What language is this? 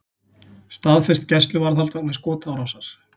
Icelandic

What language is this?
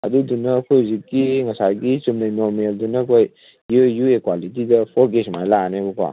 Manipuri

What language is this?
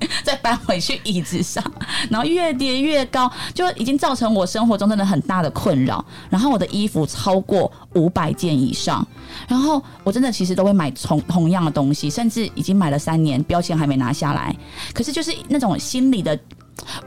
Chinese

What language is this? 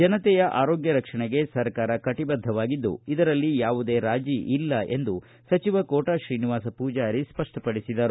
Kannada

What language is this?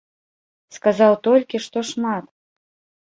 Belarusian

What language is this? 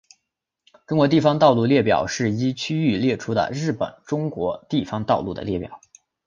Chinese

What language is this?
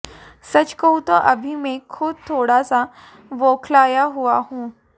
Hindi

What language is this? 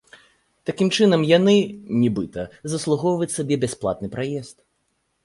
Belarusian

